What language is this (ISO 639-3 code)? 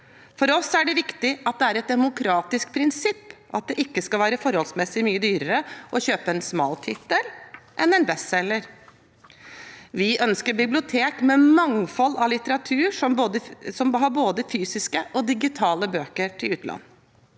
nor